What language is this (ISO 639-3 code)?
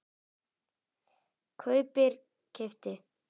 isl